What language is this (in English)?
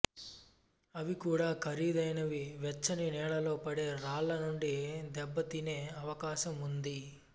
Telugu